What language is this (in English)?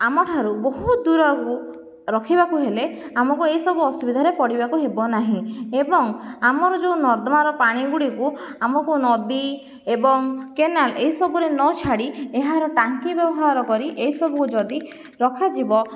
Odia